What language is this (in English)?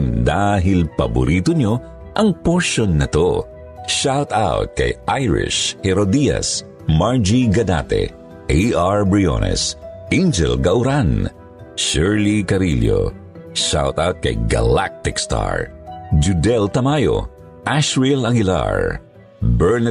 Filipino